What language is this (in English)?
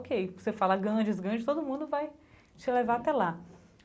Portuguese